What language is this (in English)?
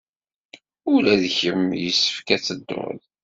Kabyle